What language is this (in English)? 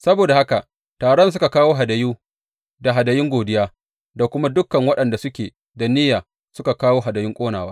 Hausa